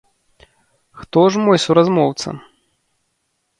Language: Belarusian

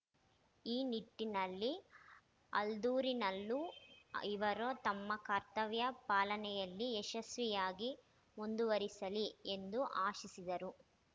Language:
Kannada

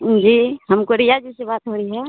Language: Hindi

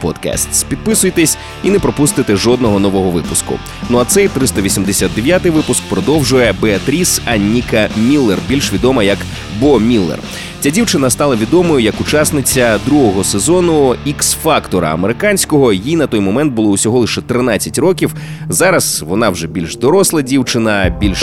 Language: Ukrainian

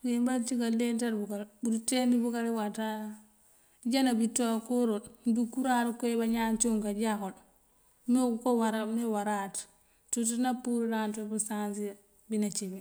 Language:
Mandjak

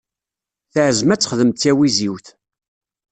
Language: Kabyle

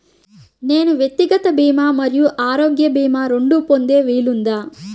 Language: Telugu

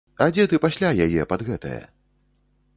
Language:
Belarusian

